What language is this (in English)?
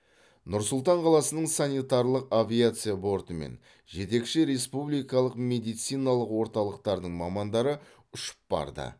Kazakh